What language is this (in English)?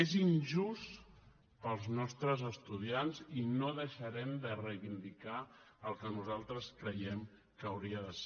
Catalan